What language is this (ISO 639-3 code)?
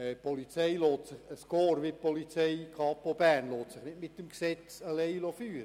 gsw